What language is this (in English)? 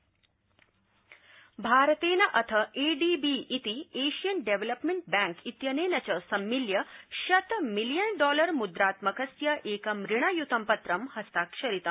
Sanskrit